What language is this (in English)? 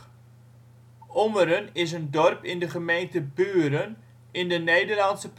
Dutch